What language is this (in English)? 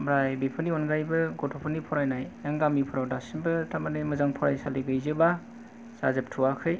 Bodo